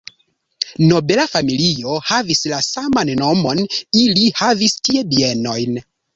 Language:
Esperanto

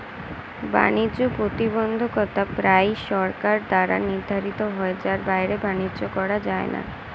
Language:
Bangla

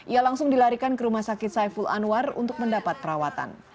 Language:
Indonesian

